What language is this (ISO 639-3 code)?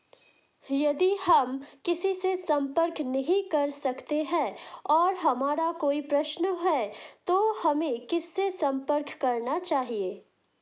hin